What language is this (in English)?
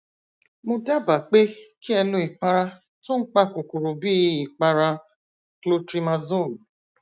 Yoruba